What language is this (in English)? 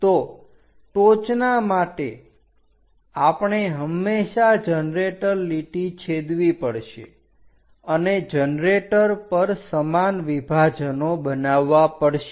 Gujarati